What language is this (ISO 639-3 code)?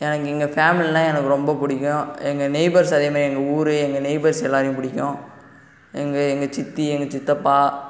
tam